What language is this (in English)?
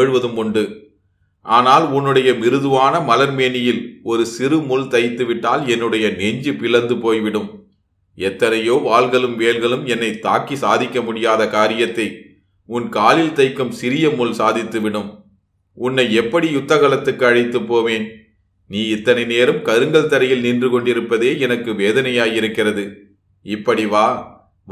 Tamil